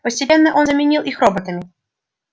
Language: Russian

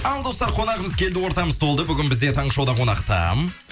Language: Kazakh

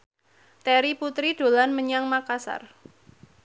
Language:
Javanese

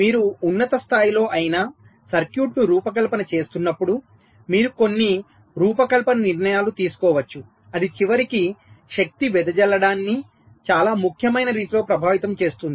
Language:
Telugu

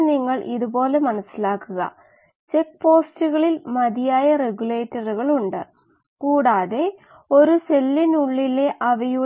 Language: Malayalam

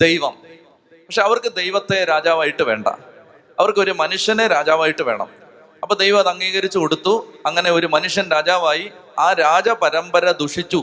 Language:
Malayalam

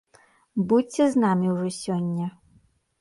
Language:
Belarusian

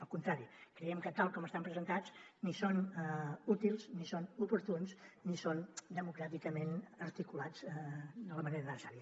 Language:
Catalan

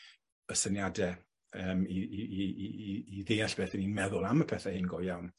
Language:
Welsh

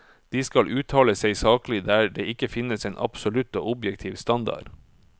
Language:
Norwegian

